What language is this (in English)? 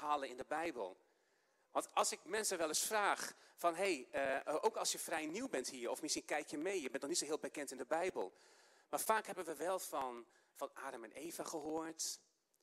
Dutch